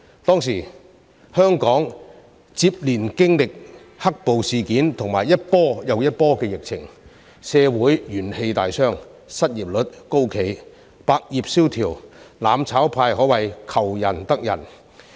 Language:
Cantonese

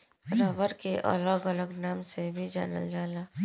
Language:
Bhojpuri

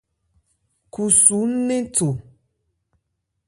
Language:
Ebrié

